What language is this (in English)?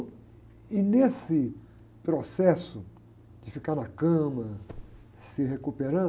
Portuguese